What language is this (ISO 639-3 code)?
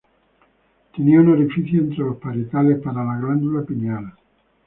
spa